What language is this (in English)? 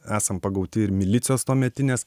Lithuanian